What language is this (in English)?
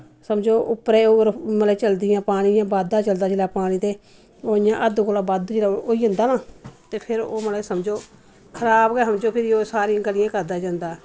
Dogri